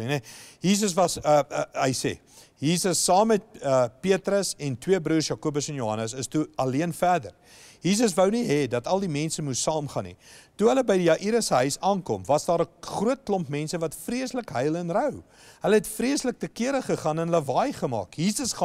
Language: Dutch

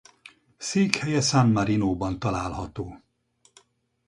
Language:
Hungarian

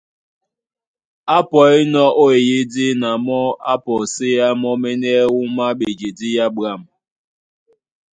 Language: Duala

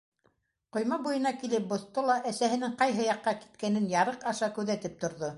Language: Bashkir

